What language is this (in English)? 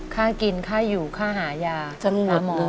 Thai